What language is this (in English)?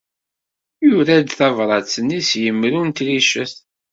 Kabyle